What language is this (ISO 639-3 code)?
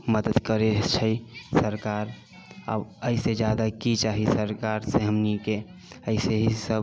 mai